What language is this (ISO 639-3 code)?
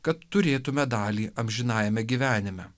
lit